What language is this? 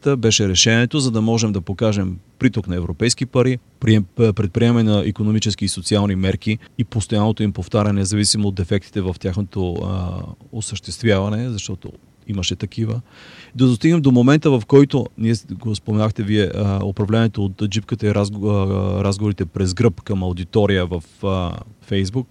Bulgarian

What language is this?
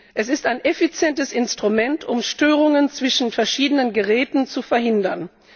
German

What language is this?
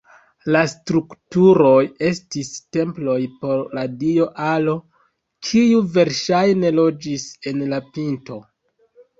Esperanto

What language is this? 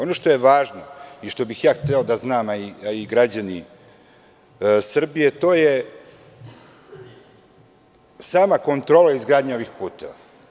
Serbian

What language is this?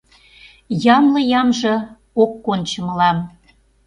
Mari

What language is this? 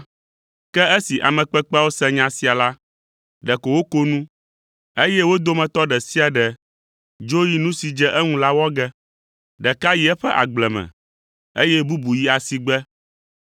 Ewe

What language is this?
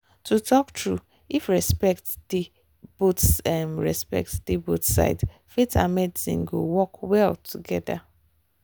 Nigerian Pidgin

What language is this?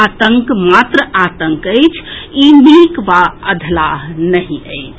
Maithili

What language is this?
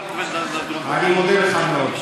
Hebrew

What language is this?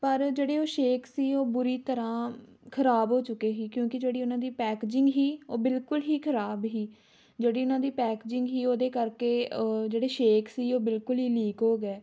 Punjabi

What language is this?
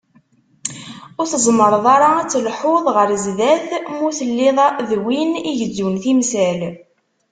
Kabyle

